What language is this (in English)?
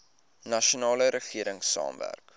Afrikaans